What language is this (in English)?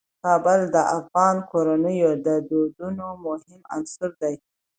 Pashto